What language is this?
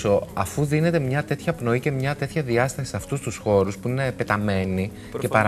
Greek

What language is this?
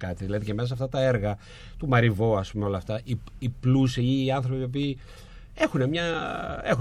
Greek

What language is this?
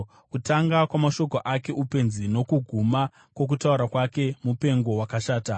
Shona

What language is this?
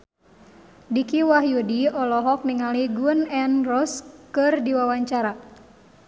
Sundanese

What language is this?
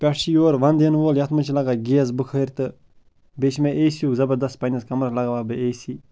Kashmiri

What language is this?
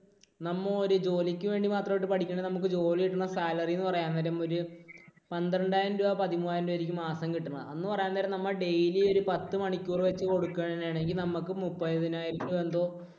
Malayalam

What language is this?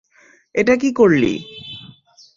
Bangla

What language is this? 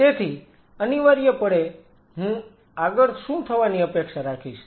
Gujarati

